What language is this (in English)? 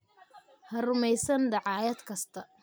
Somali